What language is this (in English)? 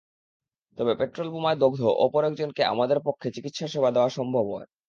Bangla